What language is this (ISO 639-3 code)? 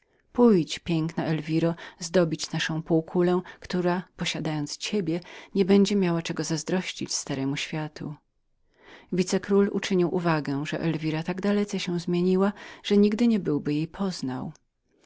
pol